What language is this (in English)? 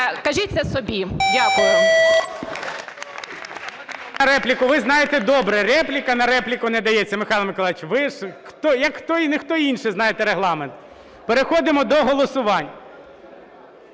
Ukrainian